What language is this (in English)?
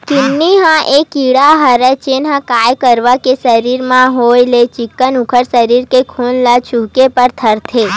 Chhattisgarhi